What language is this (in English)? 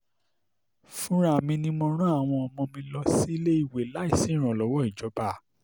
Yoruba